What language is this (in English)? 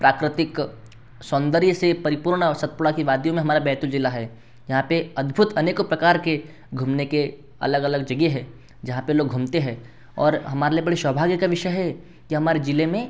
Hindi